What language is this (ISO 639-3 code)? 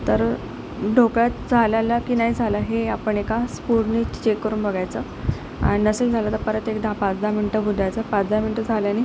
mar